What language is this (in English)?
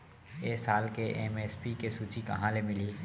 Chhattisgarhi